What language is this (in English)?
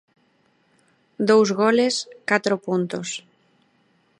Galician